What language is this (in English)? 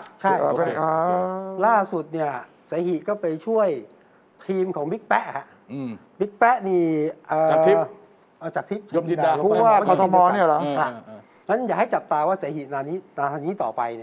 Thai